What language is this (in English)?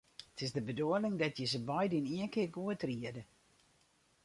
Western Frisian